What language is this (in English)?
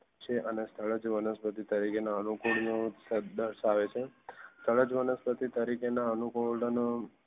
Gujarati